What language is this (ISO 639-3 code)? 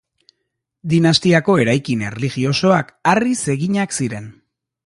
eus